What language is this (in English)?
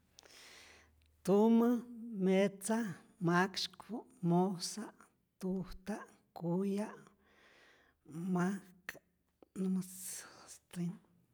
Rayón Zoque